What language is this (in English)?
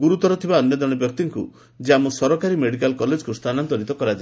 Odia